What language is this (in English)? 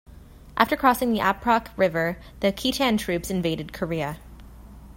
English